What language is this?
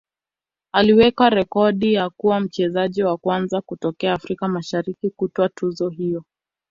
Swahili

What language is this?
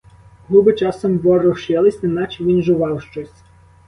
Ukrainian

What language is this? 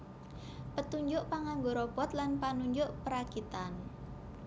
Javanese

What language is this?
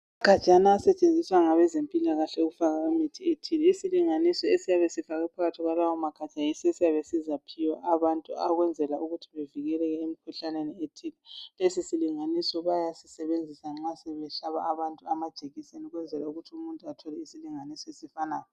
North Ndebele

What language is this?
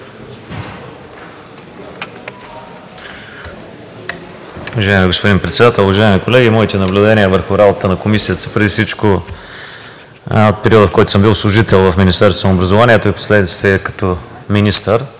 Bulgarian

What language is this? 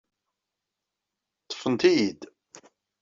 Kabyle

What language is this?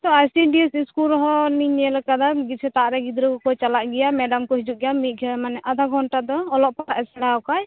Santali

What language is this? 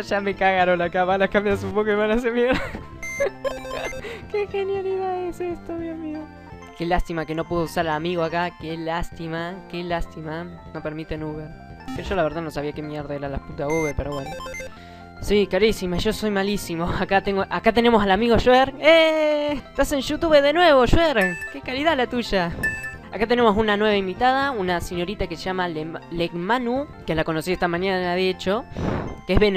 Spanish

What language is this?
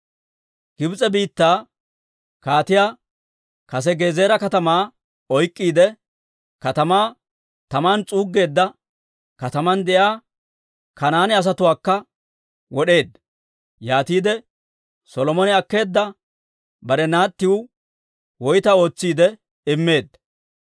Dawro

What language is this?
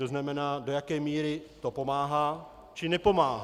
Czech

